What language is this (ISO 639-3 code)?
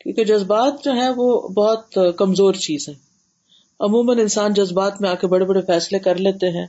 urd